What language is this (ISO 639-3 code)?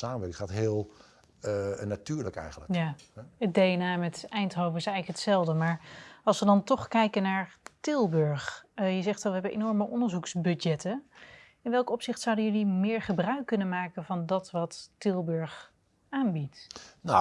nld